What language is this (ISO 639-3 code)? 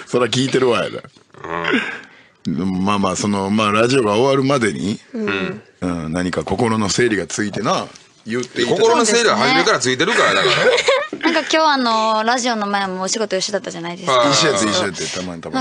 jpn